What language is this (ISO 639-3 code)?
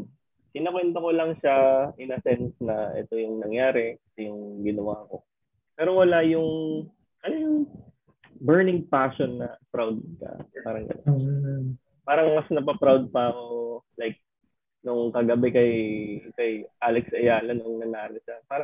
fil